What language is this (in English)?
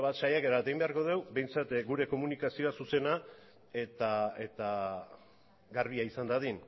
Basque